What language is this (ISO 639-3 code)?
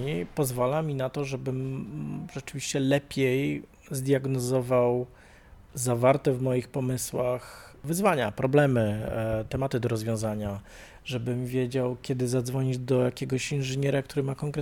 pol